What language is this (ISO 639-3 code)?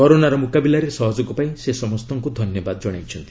ori